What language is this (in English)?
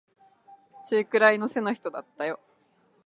Japanese